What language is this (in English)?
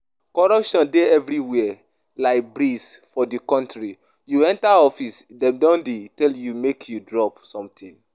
Nigerian Pidgin